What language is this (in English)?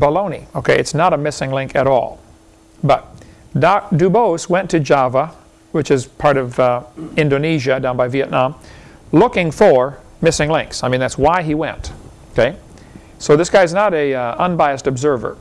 English